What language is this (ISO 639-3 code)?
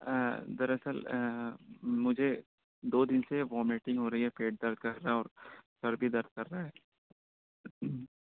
urd